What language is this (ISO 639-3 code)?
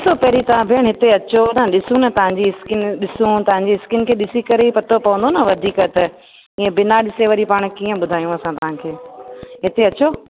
snd